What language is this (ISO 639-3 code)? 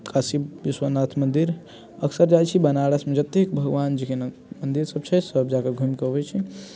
mai